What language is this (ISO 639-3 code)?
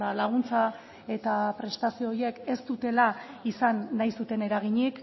eus